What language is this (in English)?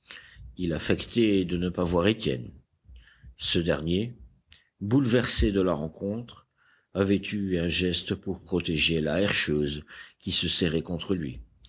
French